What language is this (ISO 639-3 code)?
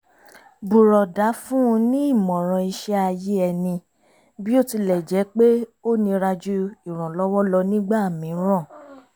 yor